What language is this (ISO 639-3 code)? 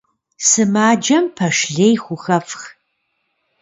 kbd